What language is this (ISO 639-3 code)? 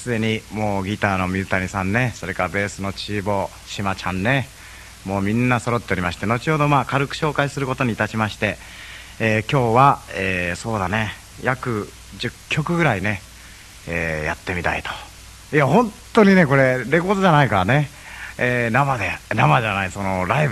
jpn